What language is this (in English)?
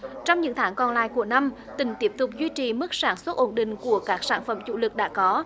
Vietnamese